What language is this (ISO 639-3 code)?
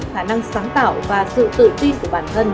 vie